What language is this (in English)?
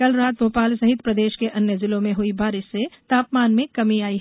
Hindi